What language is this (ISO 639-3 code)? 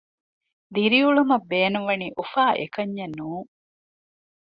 div